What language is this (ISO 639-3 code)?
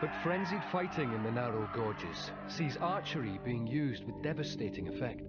eng